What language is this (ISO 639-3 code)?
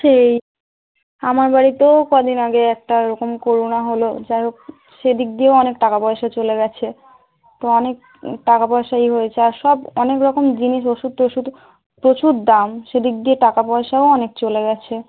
ben